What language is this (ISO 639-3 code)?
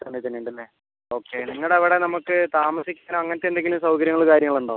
mal